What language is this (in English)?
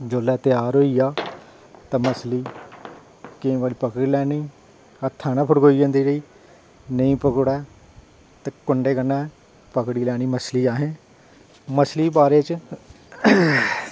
Dogri